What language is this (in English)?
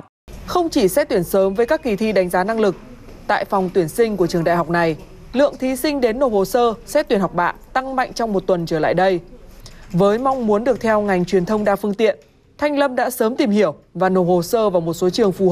Vietnamese